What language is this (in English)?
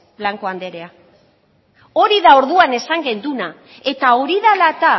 Basque